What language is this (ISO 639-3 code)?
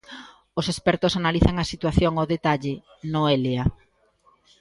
glg